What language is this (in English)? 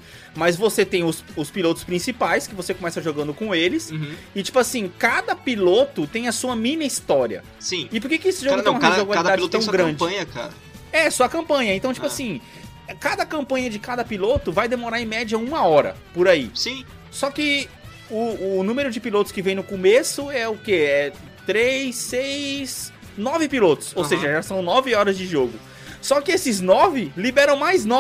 Portuguese